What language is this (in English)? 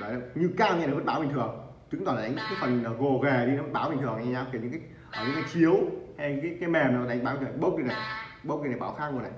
Vietnamese